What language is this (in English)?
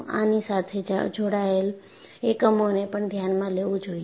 Gujarati